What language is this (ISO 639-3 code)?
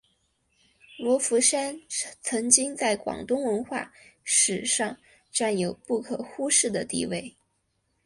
zho